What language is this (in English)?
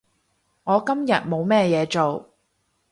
Cantonese